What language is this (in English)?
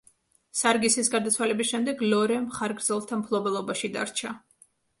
Georgian